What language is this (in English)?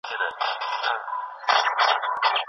Pashto